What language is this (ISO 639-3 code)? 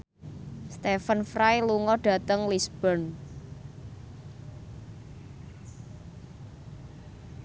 jav